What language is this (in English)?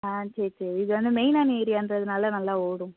Tamil